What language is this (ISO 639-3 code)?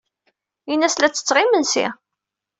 kab